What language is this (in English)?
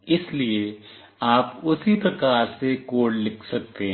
Hindi